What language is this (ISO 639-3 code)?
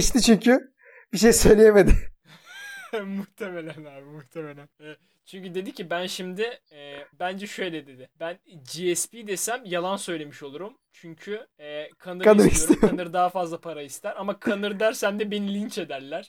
tur